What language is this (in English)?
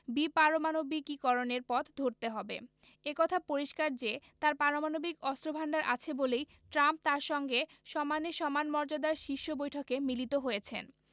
Bangla